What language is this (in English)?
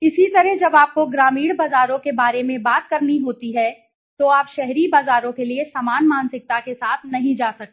Hindi